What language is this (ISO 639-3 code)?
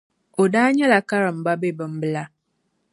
dag